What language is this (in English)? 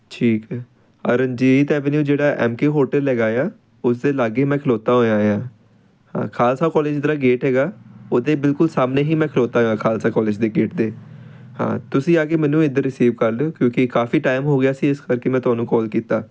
Punjabi